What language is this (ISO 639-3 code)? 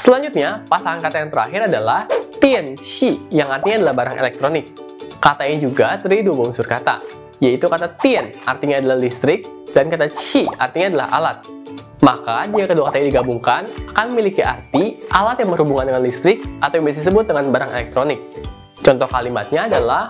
ind